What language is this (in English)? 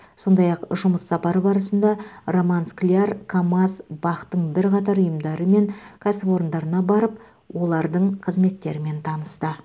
Kazakh